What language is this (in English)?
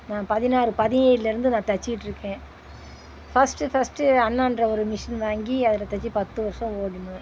Tamil